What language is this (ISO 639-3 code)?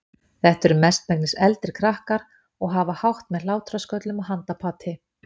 isl